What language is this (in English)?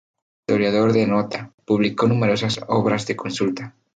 Spanish